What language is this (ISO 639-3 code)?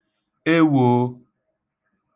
ibo